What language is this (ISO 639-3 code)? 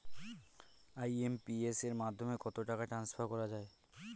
ben